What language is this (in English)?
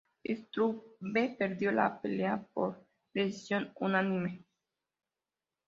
Spanish